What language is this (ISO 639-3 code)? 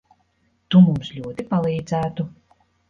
lav